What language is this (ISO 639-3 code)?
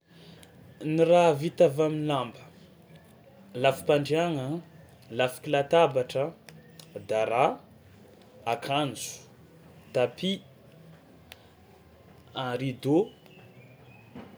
xmw